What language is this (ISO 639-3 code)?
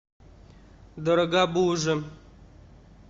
rus